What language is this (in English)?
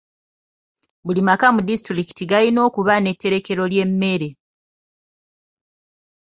Ganda